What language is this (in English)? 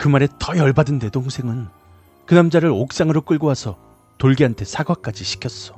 Korean